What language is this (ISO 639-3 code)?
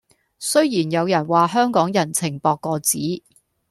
yue